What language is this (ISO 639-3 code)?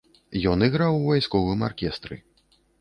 bel